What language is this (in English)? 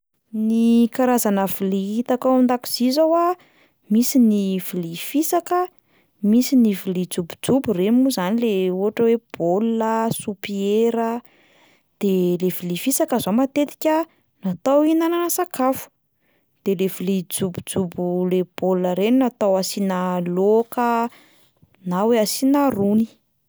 Malagasy